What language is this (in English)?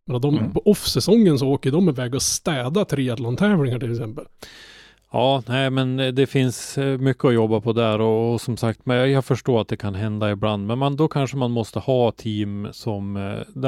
Swedish